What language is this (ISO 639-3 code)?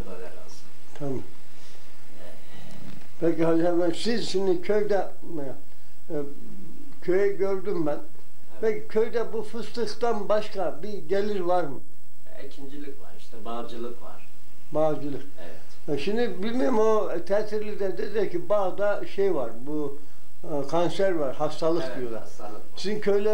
tur